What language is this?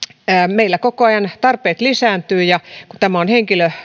Finnish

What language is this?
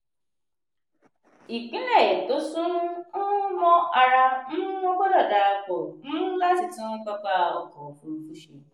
Yoruba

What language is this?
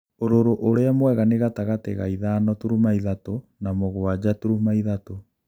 Kikuyu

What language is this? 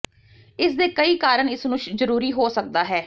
Punjabi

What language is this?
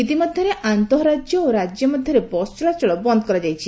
Odia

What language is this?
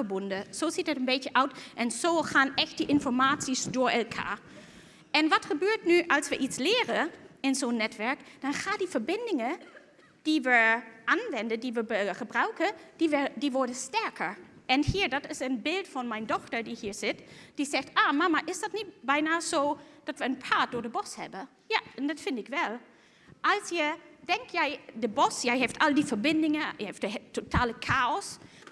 Dutch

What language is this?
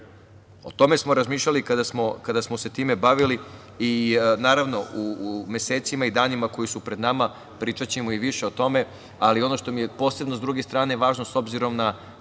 Serbian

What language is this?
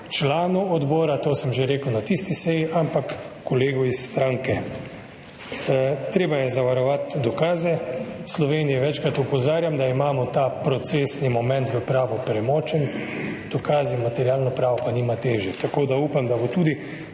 Slovenian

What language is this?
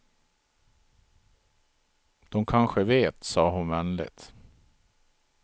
Swedish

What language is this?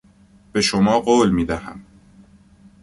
Persian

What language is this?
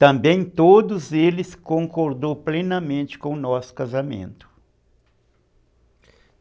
Portuguese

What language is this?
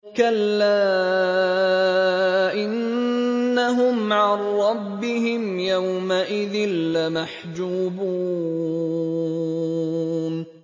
Arabic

